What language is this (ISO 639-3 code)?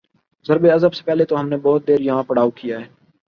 urd